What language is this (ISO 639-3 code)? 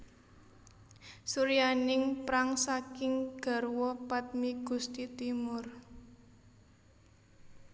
jav